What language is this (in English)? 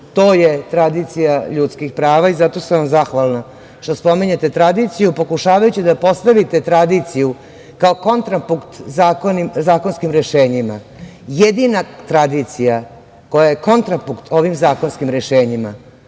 Serbian